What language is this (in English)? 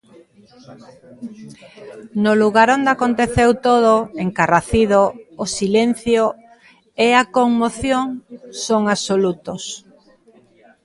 Galician